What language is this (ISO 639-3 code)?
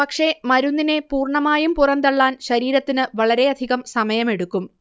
mal